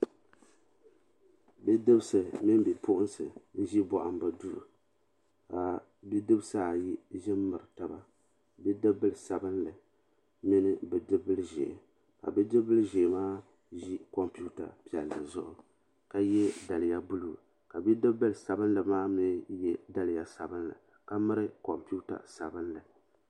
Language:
Dagbani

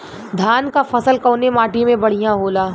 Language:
Bhojpuri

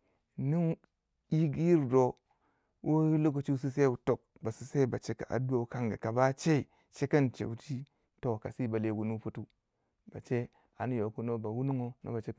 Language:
Waja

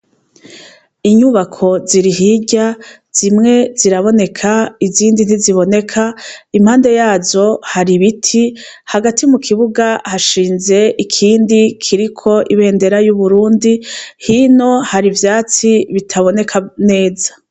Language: Rundi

